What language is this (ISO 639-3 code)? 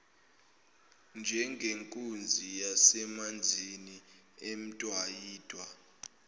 zul